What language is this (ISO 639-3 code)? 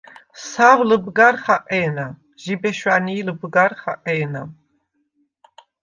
sva